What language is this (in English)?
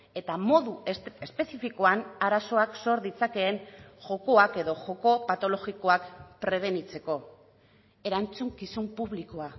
Basque